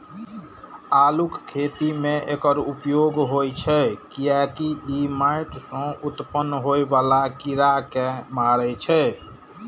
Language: Maithili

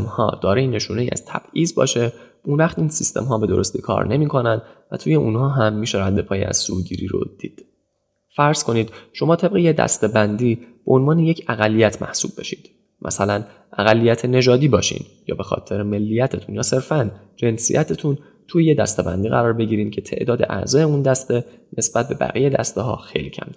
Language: Persian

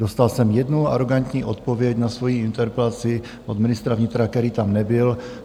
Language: Czech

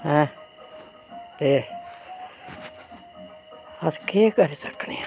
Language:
Dogri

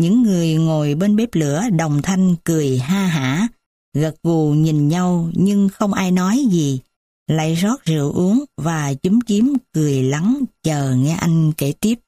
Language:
Vietnamese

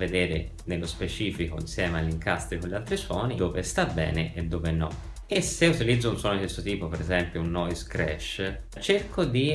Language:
Italian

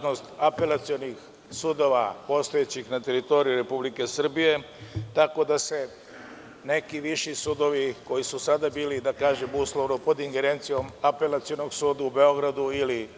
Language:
Serbian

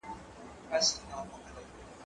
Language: Pashto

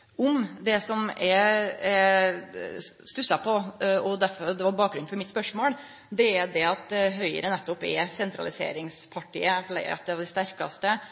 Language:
Norwegian Nynorsk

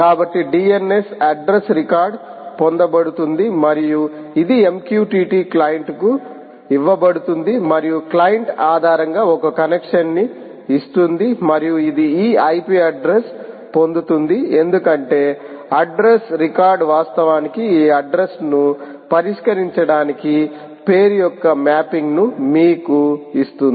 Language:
Telugu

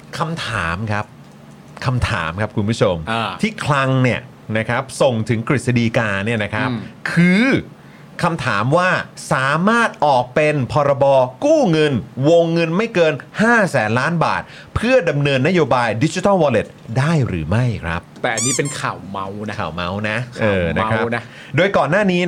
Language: Thai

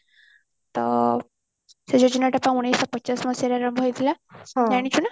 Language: Odia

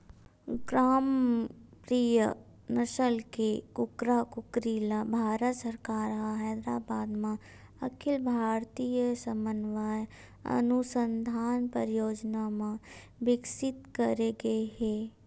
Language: Chhattisgarhi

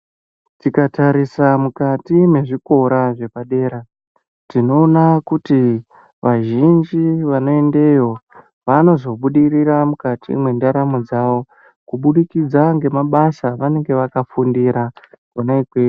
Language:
Ndau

